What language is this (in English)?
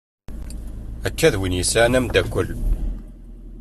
Kabyle